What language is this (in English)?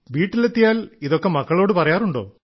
Malayalam